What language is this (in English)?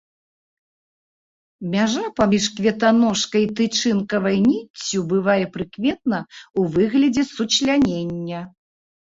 Belarusian